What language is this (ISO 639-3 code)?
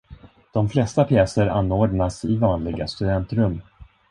swe